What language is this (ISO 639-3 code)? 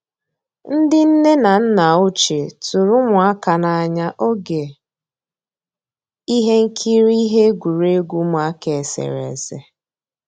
ibo